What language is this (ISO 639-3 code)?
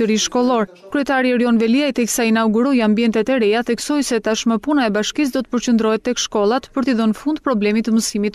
lit